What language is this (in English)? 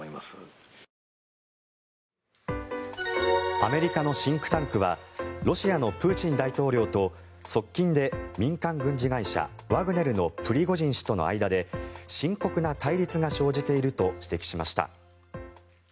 Japanese